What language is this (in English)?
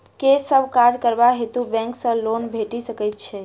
Maithili